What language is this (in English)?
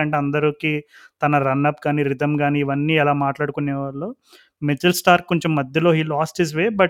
Telugu